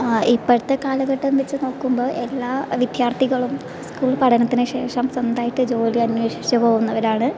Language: Malayalam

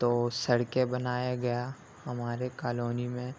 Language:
Urdu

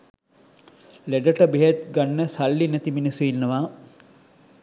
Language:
Sinhala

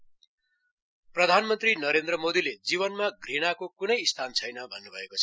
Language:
Nepali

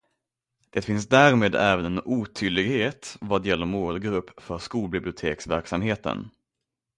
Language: Swedish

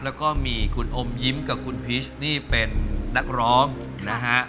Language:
Thai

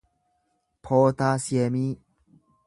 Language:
Oromo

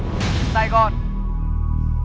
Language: Vietnamese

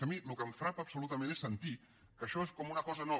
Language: Catalan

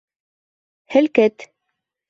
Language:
Bashkir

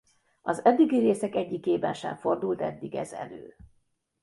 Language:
Hungarian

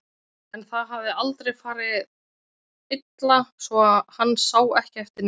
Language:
Icelandic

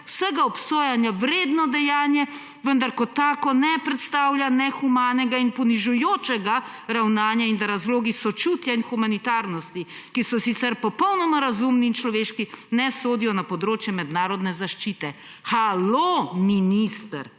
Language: Slovenian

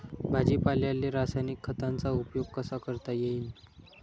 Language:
Marathi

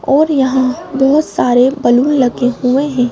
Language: Hindi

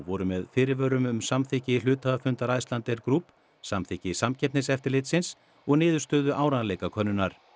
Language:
Icelandic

